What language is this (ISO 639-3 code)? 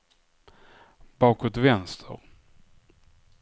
swe